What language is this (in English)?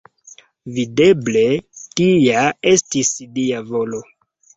Esperanto